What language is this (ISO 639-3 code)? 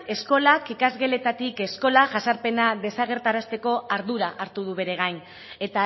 eus